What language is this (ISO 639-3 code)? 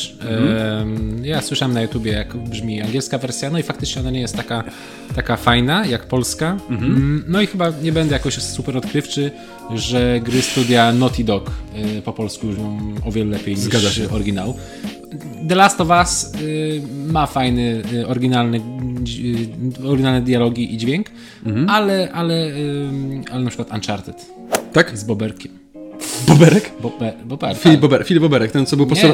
pol